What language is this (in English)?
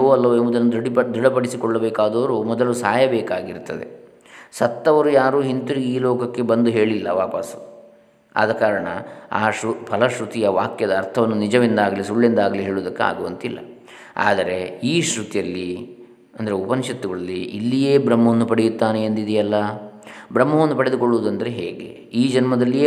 Kannada